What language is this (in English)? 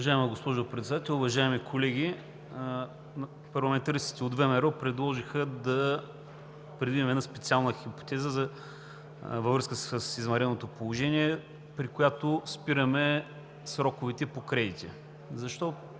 Bulgarian